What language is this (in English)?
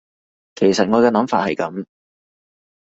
Cantonese